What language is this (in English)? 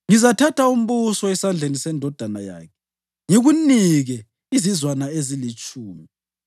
North Ndebele